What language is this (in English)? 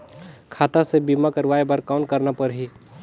Chhattisgarhi